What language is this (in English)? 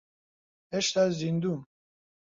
Central Kurdish